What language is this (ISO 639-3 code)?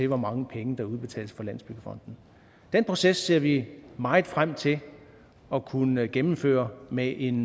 dan